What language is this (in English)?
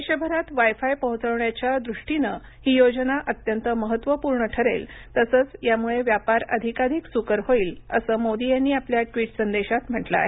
Marathi